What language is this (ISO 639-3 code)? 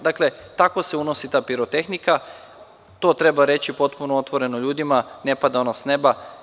srp